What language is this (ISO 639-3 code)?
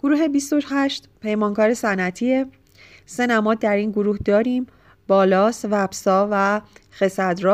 fas